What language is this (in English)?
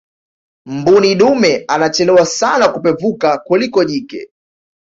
Swahili